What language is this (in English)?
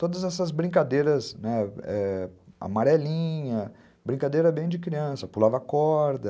Portuguese